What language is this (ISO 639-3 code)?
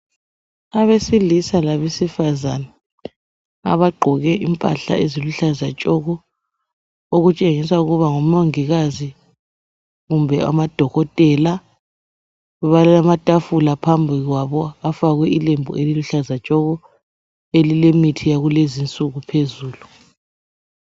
nde